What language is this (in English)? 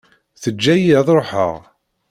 Kabyle